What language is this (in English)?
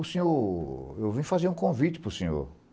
Portuguese